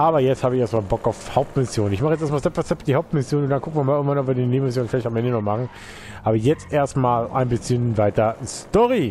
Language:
German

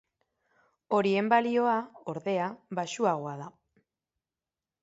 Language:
Basque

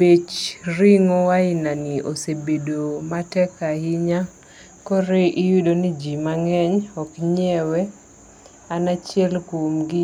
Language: Luo (Kenya and Tanzania)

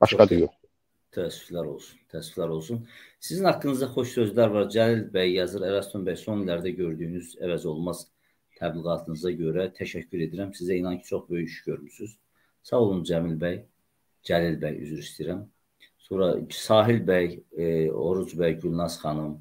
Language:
Turkish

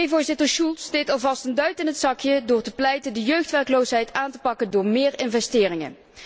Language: Dutch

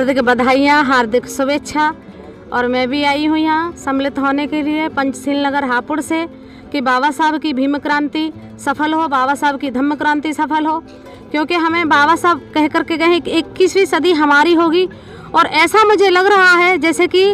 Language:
Hindi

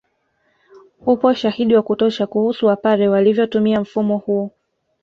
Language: Swahili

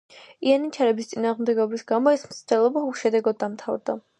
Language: Georgian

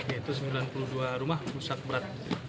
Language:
Indonesian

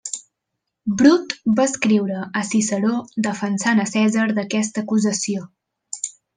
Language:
Catalan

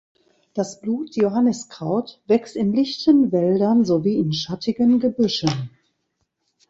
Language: German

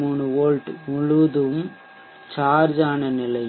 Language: Tamil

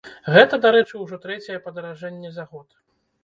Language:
Belarusian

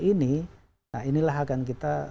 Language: Indonesian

